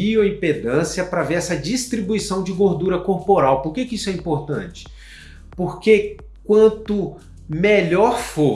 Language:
Portuguese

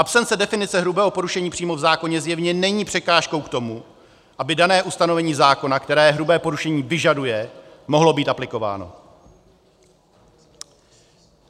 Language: Czech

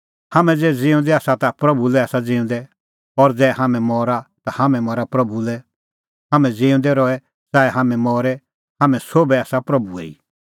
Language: Kullu Pahari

